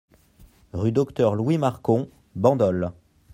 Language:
French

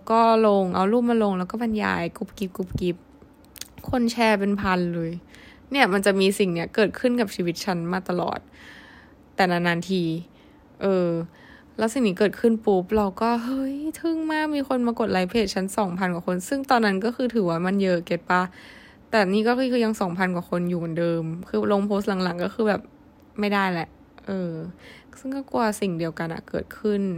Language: Thai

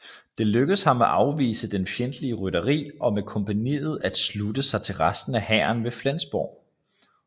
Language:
Danish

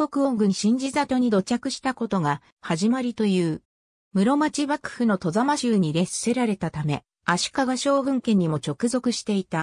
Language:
Japanese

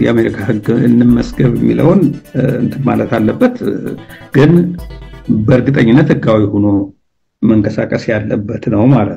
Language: Arabic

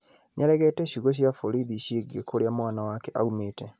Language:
Kikuyu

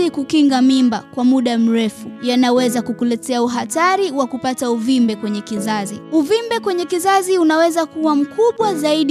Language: Swahili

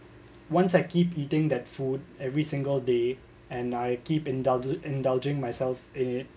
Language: English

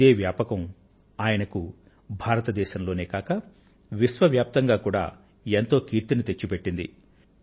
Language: Telugu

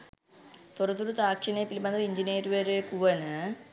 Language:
Sinhala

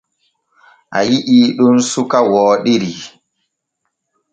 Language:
Borgu Fulfulde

